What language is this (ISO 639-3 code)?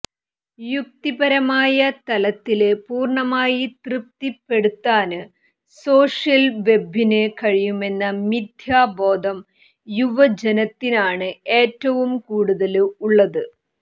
mal